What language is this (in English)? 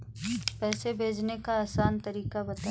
Hindi